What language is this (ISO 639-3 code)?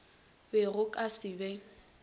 nso